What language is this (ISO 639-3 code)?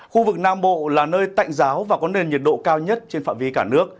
vie